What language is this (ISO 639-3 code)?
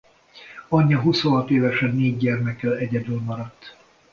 hun